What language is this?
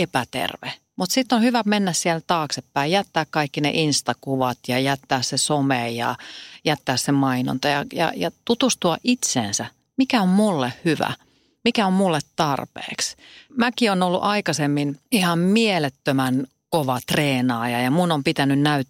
Finnish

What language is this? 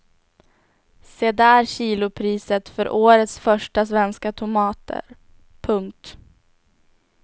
Swedish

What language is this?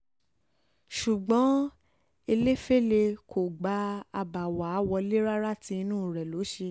Yoruba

